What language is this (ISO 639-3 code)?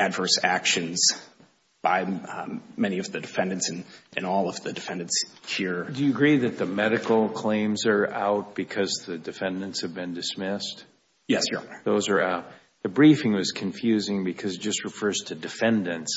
eng